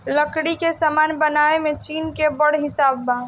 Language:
Bhojpuri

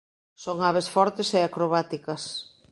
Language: Galician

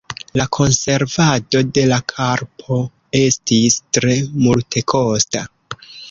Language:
Esperanto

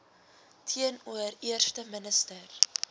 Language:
Afrikaans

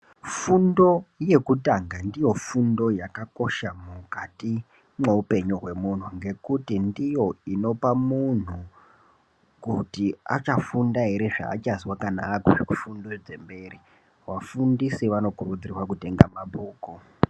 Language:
Ndau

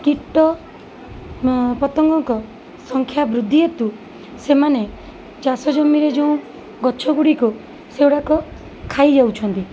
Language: Odia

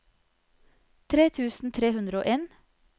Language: Norwegian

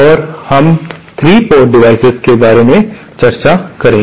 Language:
Hindi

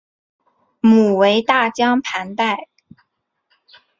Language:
Chinese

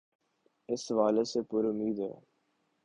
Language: Urdu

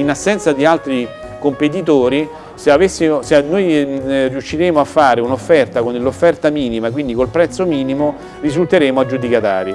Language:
Italian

